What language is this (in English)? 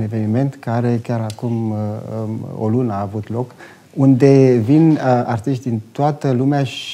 Romanian